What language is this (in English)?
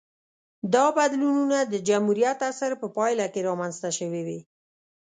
Pashto